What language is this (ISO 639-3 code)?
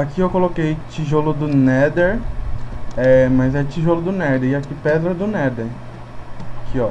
por